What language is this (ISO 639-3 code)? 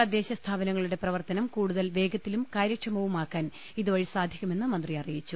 mal